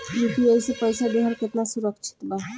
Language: Bhojpuri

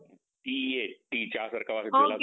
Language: Marathi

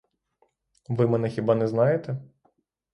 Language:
Ukrainian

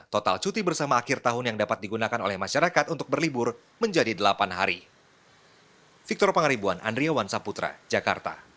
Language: Indonesian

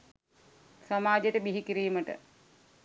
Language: Sinhala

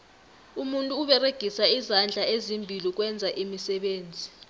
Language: South Ndebele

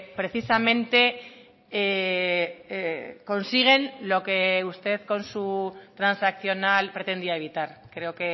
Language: Spanish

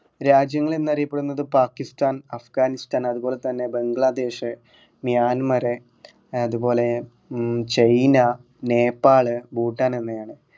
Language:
Malayalam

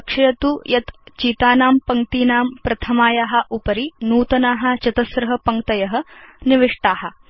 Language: Sanskrit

